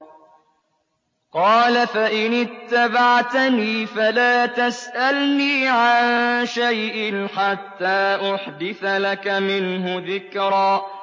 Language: Arabic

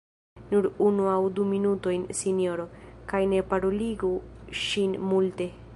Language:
Esperanto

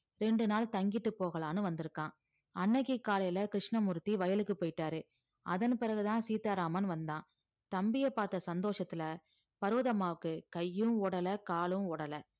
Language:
Tamil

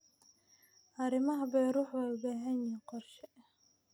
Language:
Somali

